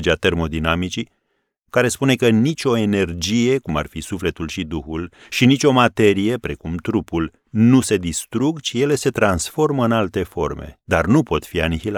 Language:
Romanian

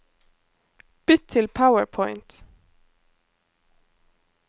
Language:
Norwegian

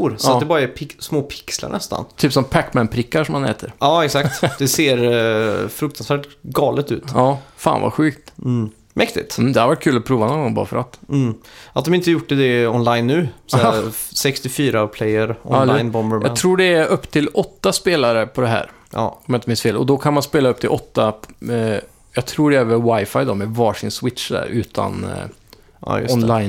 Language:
Swedish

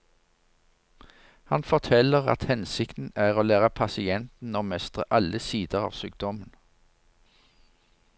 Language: Norwegian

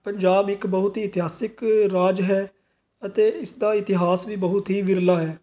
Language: Punjabi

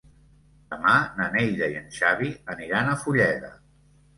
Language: Catalan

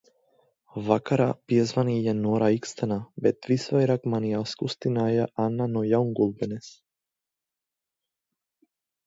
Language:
Latvian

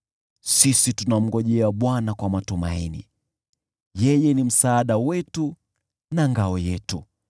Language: Swahili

